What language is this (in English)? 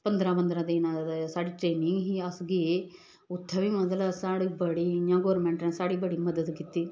Dogri